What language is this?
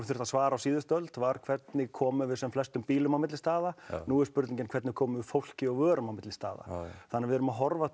Icelandic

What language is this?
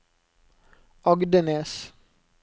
Norwegian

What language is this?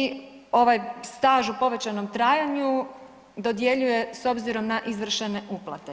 Croatian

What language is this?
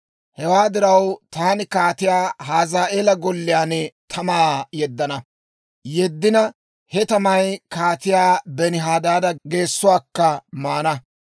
Dawro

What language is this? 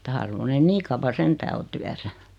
Finnish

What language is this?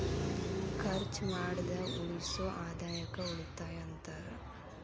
Kannada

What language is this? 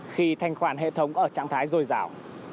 Vietnamese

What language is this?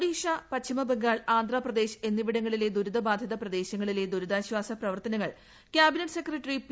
Malayalam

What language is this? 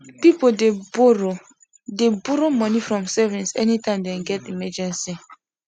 Nigerian Pidgin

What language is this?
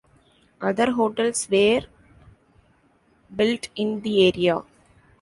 English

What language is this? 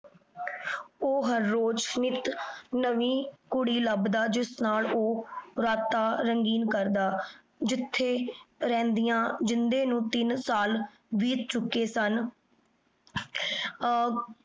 Punjabi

